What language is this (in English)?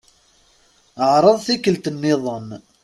Kabyle